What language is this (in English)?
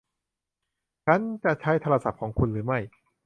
Thai